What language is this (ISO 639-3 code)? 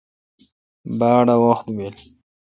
xka